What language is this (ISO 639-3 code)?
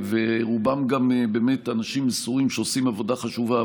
heb